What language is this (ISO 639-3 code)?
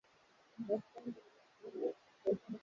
swa